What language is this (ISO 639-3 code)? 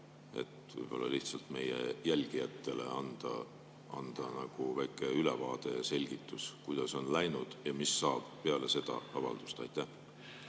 est